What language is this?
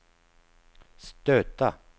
Swedish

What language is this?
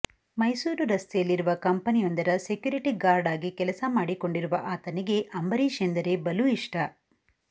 Kannada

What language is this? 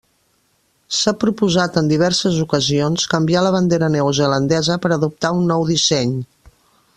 Catalan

